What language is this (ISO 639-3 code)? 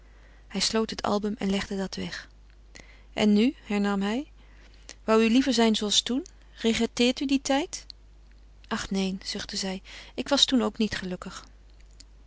nld